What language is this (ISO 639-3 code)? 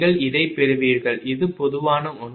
tam